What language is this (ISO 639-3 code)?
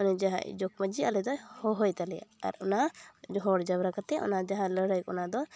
sat